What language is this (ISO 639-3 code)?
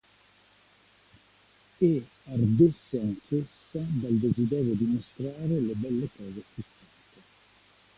ita